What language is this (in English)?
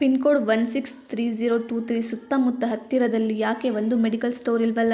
Kannada